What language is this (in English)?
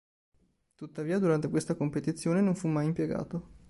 Italian